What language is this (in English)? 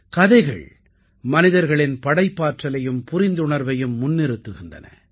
Tamil